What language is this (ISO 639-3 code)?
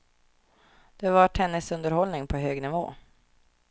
swe